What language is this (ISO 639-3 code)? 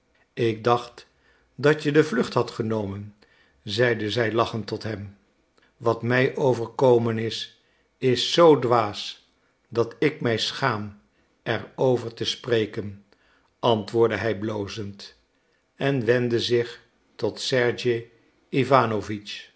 nld